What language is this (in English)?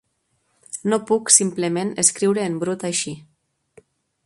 Catalan